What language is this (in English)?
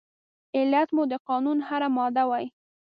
Pashto